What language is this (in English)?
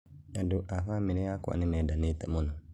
Kikuyu